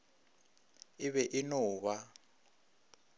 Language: Northern Sotho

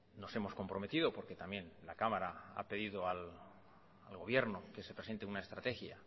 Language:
Spanish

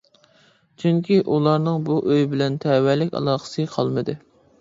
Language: Uyghur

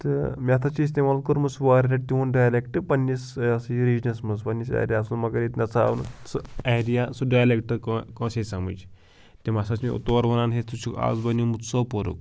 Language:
Kashmiri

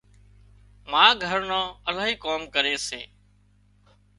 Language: Wadiyara Koli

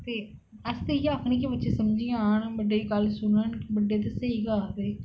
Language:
Dogri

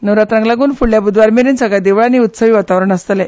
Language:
Konkani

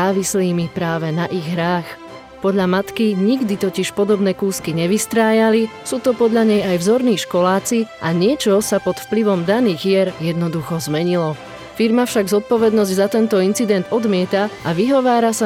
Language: Slovak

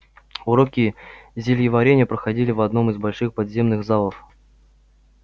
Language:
Russian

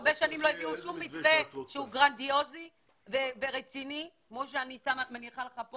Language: Hebrew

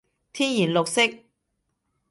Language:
Cantonese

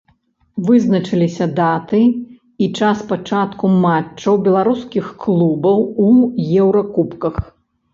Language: Belarusian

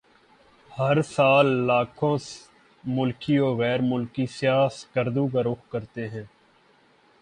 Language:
Urdu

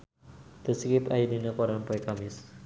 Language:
Sundanese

